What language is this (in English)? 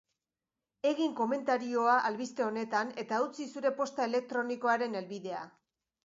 Basque